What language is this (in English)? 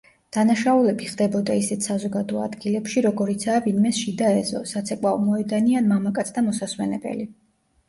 Georgian